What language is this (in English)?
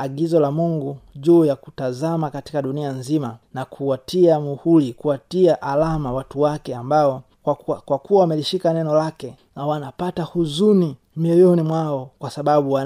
Swahili